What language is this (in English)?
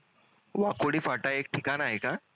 Marathi